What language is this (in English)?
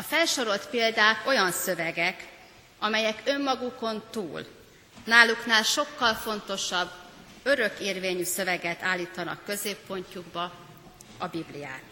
Hungarian